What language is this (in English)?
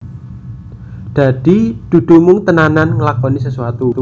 Javanese